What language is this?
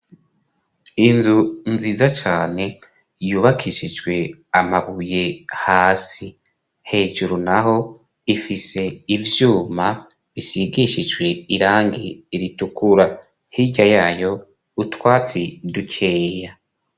Rundi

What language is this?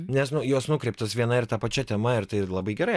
Lithuanian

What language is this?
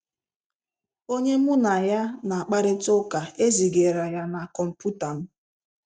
Igbo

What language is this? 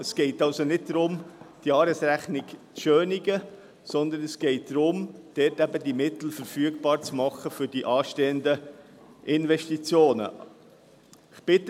Swiss German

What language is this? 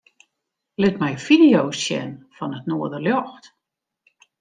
Western Frisian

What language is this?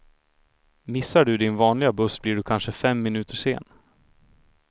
Swedish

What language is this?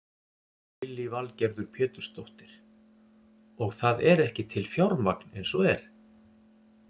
Icelandic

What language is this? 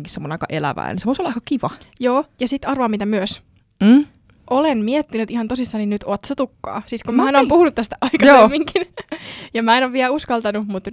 Finnish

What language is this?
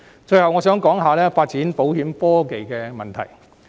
Cantonese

